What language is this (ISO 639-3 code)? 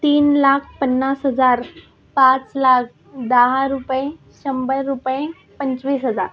mar